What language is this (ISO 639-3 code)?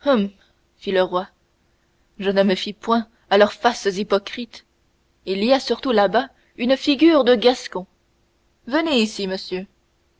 fra